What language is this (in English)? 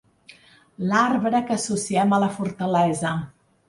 Catalan